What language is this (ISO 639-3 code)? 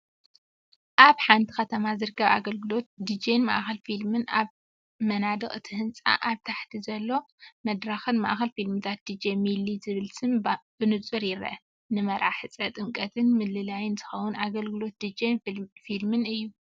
tir